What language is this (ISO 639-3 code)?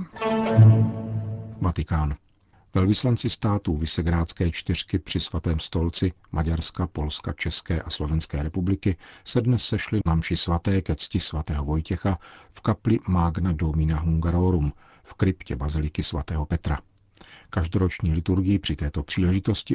ces